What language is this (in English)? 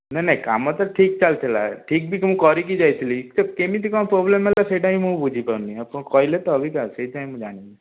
Odia